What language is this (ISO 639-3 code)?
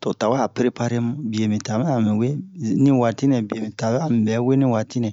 bmq